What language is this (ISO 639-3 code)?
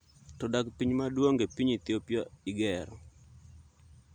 luo